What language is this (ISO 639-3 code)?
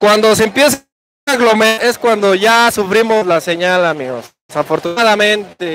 spa